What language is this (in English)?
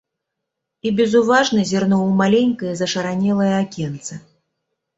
Belarusian